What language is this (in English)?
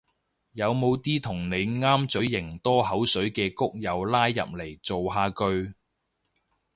Cantonese